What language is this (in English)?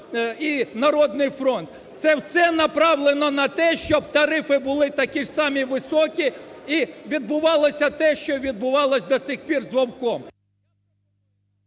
Ukrainian